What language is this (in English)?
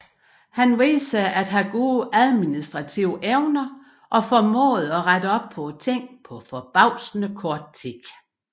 Danish